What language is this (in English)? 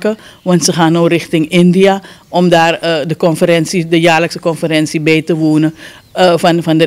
Dutch